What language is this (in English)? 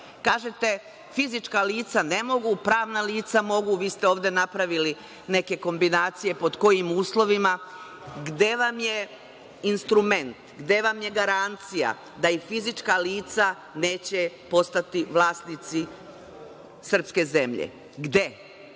Serbian